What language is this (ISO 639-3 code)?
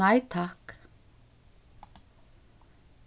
fao